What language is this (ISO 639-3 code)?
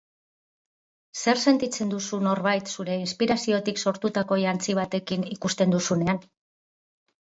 eus